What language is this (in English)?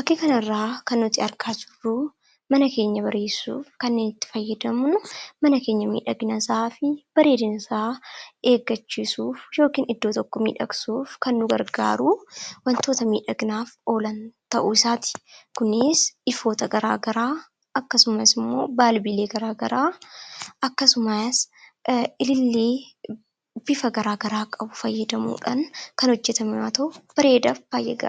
Oromo